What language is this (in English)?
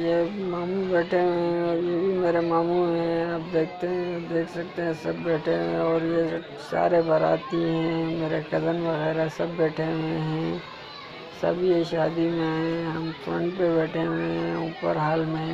Hindi